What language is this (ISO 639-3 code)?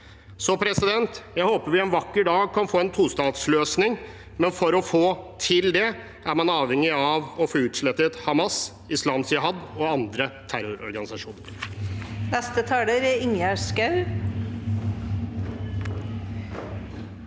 nor